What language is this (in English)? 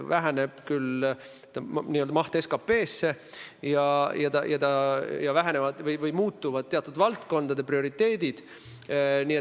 Estonian